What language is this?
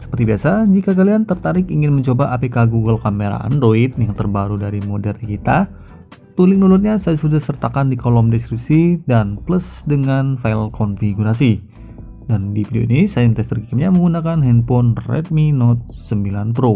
Indonesian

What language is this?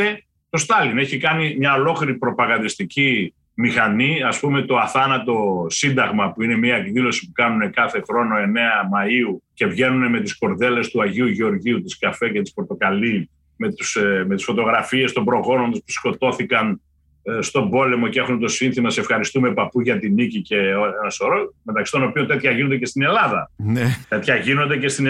Greek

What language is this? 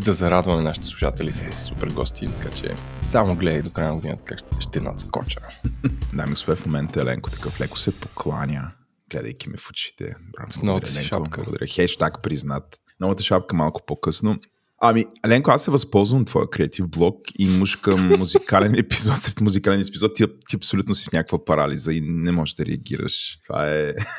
Bulgarian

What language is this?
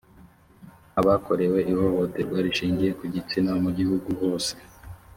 Kinyarwanda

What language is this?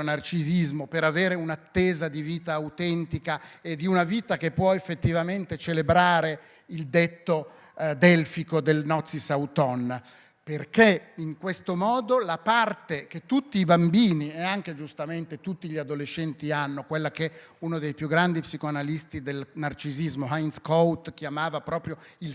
Italian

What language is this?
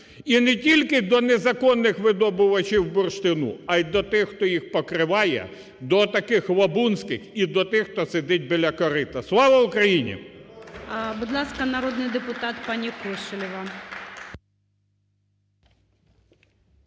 Ukrainian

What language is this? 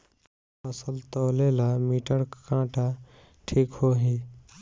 Bhojpuri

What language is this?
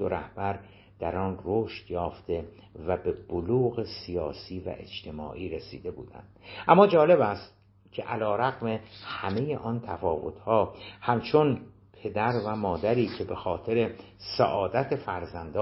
Persian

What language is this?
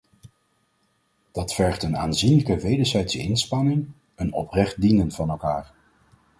Dutch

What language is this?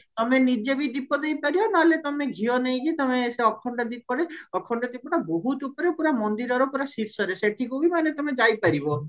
Odia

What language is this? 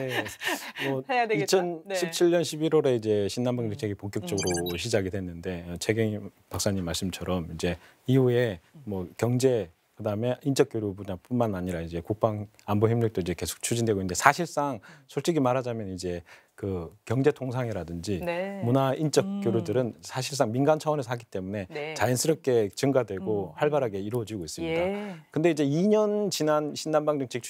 Korean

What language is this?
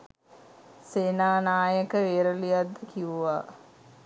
Sinhala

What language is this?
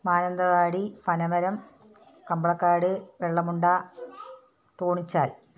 Malayalam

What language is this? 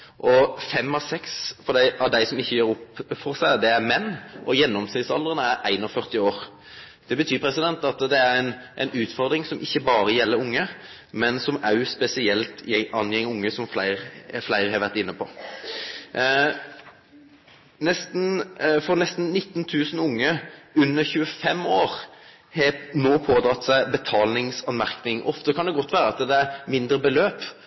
Norwegian Nynorsk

